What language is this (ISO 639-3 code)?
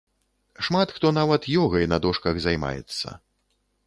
bel